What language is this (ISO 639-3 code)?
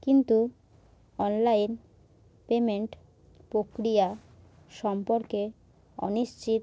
ben